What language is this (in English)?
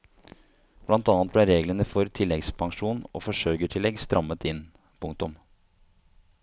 Norwegian